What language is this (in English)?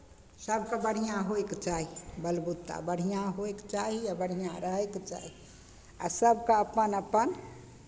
Maithili